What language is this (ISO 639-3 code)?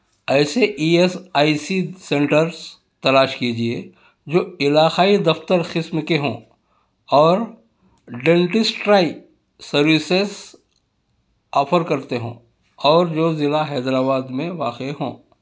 urd